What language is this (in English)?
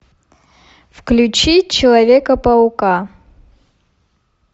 Russian